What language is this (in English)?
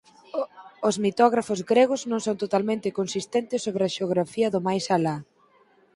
Galician